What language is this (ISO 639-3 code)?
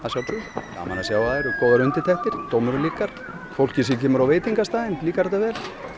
isl